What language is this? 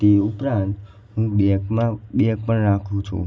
Gujarati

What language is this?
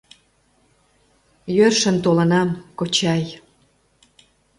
Mari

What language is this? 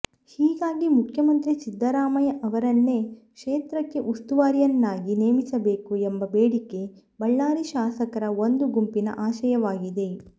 Kannada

